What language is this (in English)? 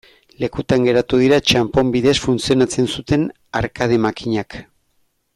Basque